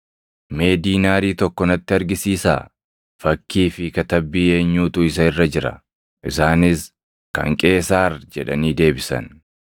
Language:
Oromo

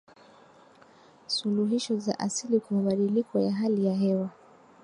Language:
Swahili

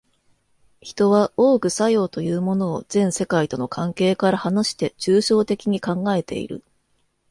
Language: Japanese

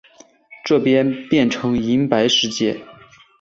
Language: Chinese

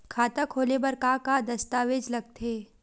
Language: Chhattisgarhi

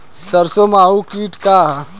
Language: Bhojpuri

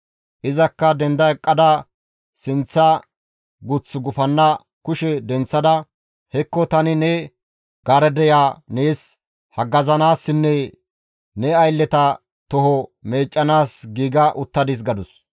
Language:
Gamo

